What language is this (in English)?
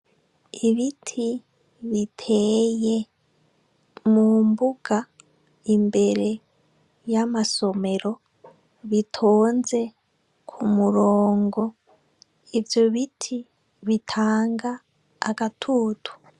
Rundi